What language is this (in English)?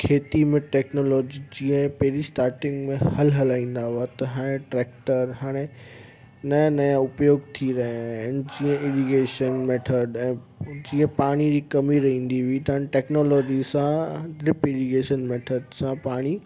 Sindhi